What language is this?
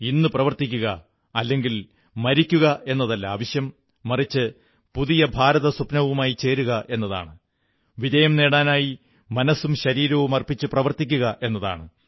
Malayalam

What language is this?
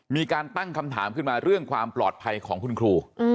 Thai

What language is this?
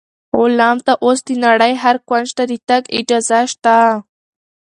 Pashto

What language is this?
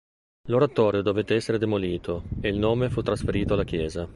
Italian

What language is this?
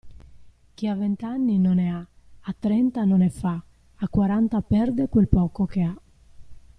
Italian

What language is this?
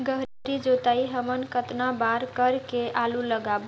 Chhattisgarhi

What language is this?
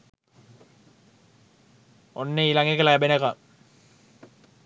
Sinhala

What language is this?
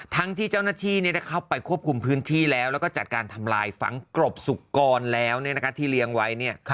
Thai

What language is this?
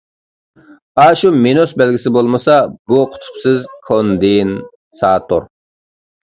Uyghur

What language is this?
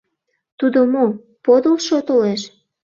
Mari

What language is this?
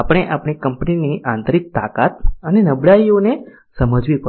Gujarati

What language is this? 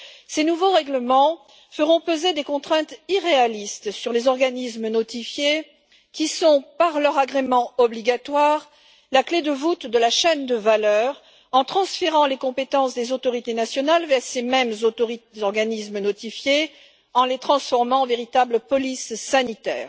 French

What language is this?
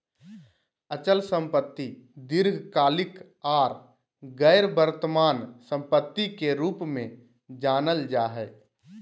Magahi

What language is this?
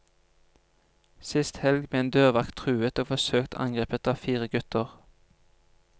Norwegian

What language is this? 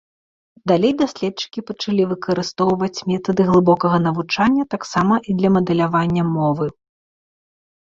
Belarusian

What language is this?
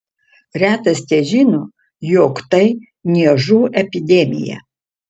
Lithuanian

